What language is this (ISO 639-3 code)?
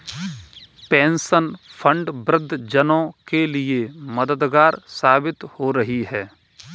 hin